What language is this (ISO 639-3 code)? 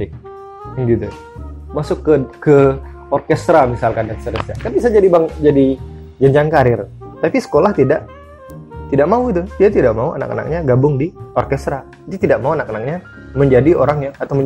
ind